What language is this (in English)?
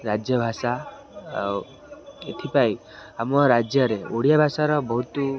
Odia